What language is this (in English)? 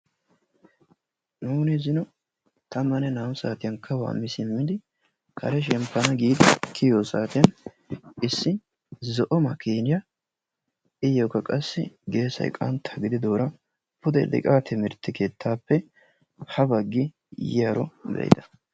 Wolaytta